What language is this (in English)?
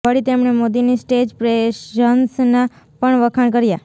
Gujarati